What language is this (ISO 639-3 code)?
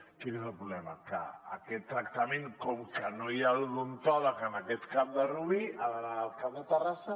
cat